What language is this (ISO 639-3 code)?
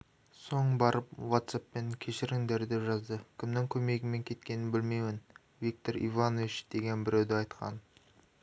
kaz